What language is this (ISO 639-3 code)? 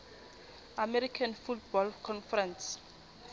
sot